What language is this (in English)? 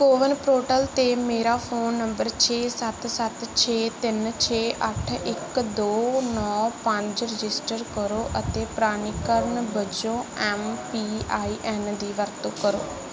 Punjabi